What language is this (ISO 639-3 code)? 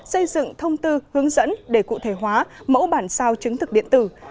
vie